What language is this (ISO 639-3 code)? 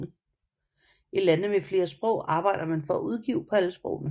dan